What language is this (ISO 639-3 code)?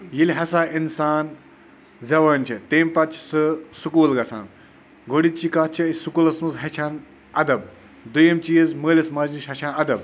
kas